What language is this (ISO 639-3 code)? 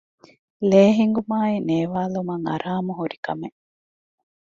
div